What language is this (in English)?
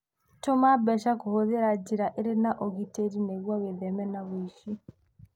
Kikuyu